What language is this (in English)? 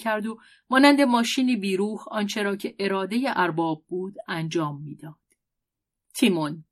Persian